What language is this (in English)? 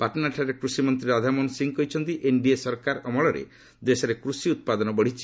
Odia